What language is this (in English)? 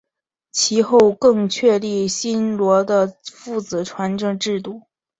Chinese